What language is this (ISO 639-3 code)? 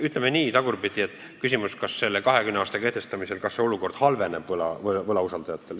est